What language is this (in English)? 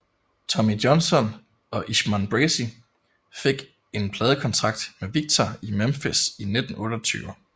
Danish